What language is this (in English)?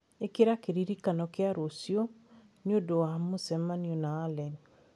Kikuyu